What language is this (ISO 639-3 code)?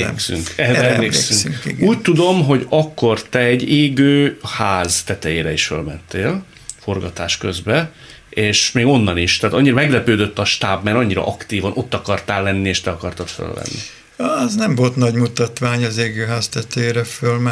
hun